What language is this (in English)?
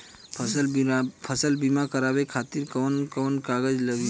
Bhojpuri